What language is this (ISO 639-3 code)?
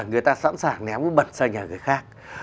vie